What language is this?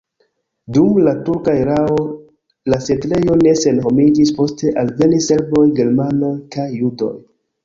Esperanto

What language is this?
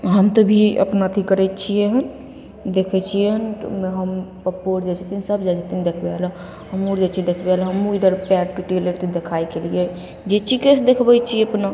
Maithili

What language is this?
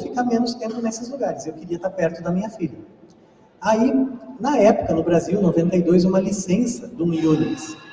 Portuguese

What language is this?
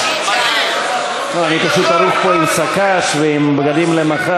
Hebrew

